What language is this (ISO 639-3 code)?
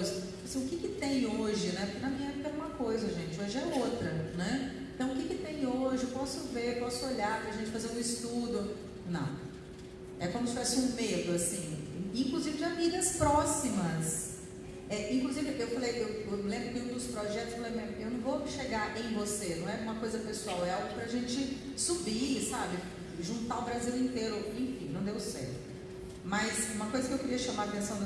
por